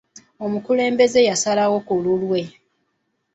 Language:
Ganda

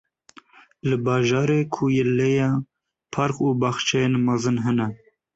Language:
Kurdish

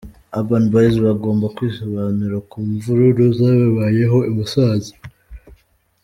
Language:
Kinyarwanda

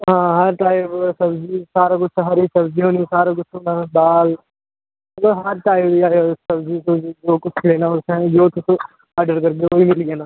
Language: Dogri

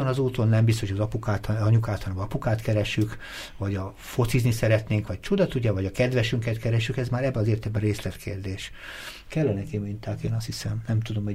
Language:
Hungarian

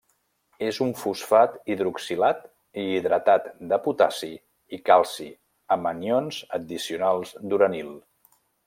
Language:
Catalan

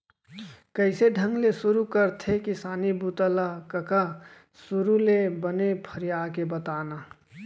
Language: Chhattisgarhi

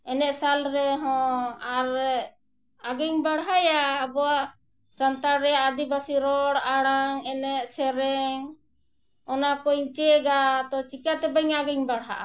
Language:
Santali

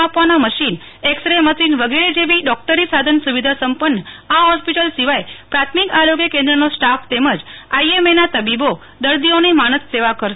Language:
Gujarati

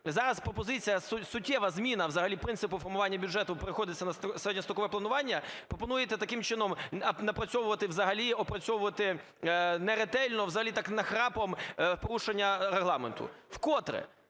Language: Ukrainian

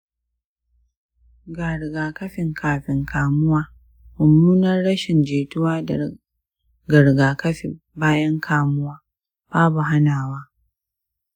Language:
Hausa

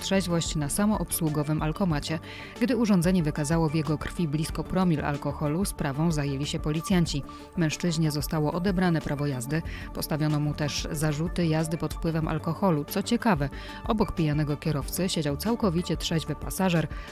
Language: Polish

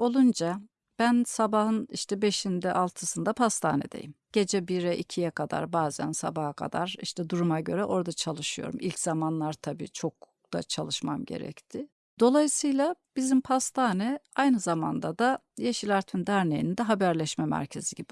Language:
Turkish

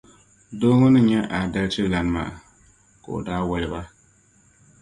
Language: Dagbani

